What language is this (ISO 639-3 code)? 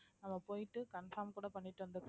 tam